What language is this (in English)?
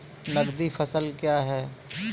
Maithili